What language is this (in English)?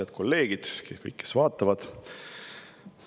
Estonian